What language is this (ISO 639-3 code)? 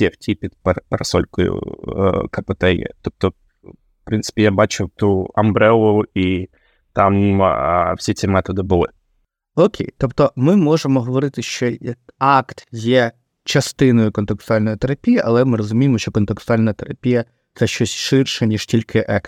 ukr